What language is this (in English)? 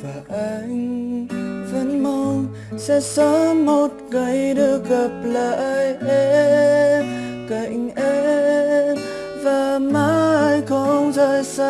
Vietnamese